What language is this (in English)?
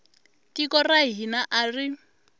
Tsonga